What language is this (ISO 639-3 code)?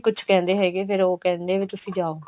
pan